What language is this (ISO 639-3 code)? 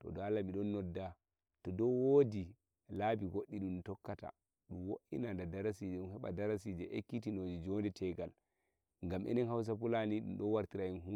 fuv